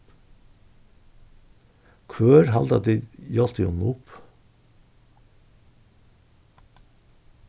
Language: Faroese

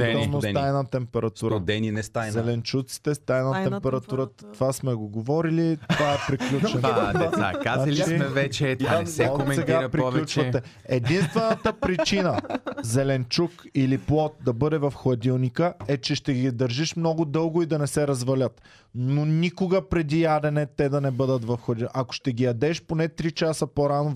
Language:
Bulgarian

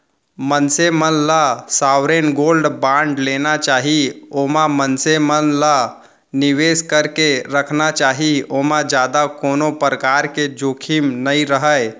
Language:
Chhattisgarhi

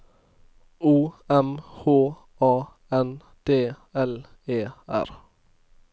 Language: Norwegian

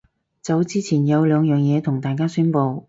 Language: Cantonese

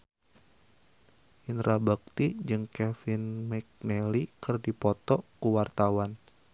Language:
Sundanese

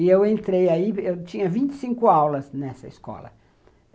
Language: Portuguese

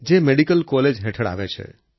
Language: Gujarati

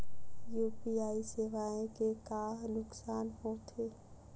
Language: Chhattisgarhi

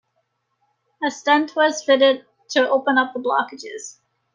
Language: English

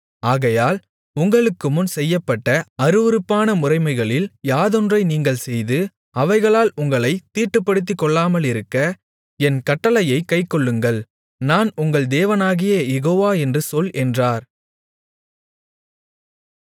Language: Tamil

